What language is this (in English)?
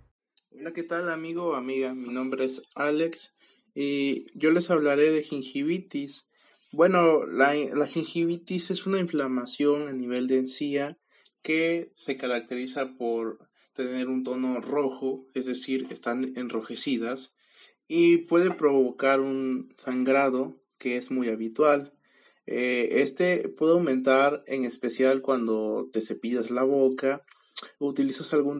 Spanish